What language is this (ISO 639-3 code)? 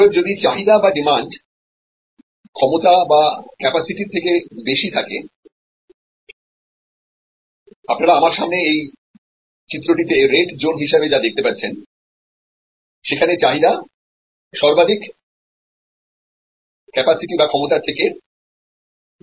ben